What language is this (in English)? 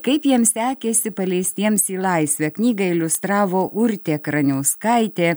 Lithuanian